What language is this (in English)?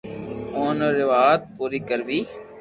Loarki